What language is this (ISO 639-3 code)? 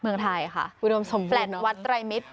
tha